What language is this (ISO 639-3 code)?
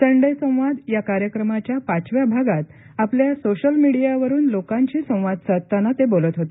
mar